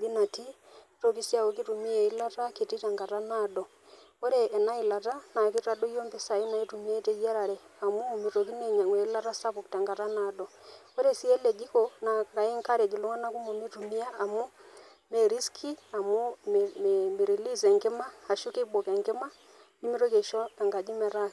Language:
Masai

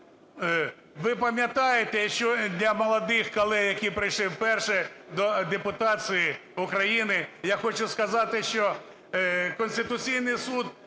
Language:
Ukrainian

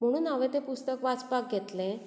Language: Konkani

